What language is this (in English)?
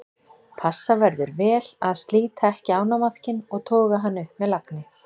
Icelandic